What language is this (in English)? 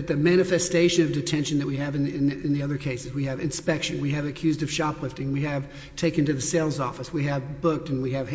English